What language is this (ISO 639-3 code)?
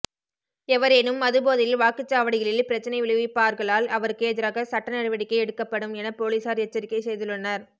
tam